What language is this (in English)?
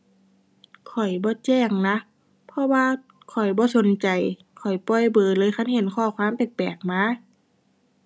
Thai